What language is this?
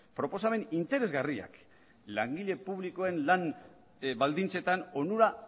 Basque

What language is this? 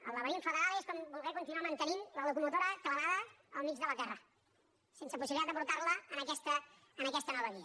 Catalan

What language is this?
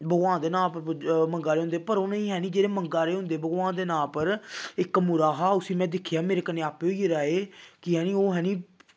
Dogri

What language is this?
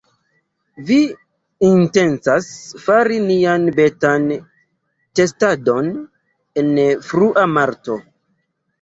Esperanto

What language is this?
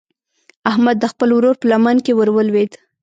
Pashto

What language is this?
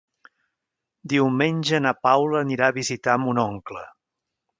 Catalan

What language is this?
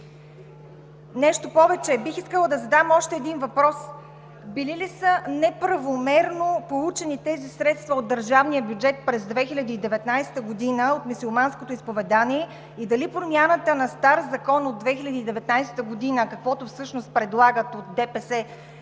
Bulgarian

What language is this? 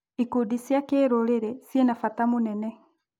Kikuyu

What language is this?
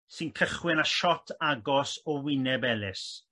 Welsh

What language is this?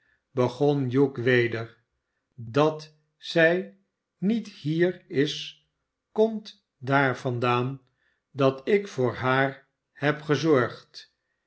Dutch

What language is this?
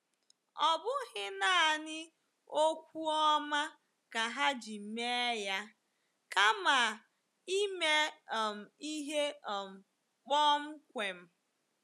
Igbo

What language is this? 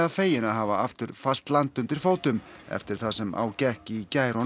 Icelandic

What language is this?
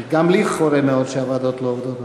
Hebrew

